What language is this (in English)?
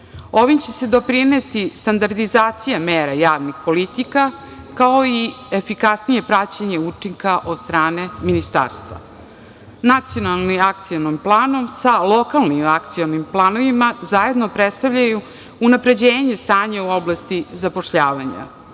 Serbian